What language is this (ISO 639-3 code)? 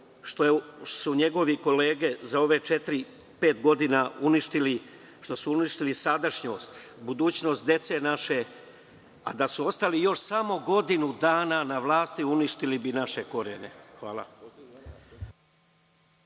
srp